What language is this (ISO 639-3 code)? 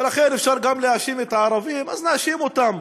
heb